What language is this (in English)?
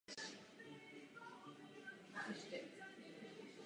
Czech